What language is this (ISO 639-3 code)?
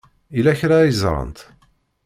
kab